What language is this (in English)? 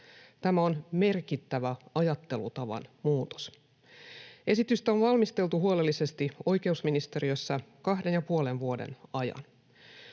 Finnish